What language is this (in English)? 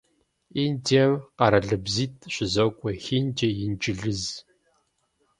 Kabardian